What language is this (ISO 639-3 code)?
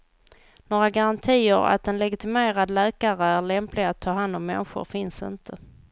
swe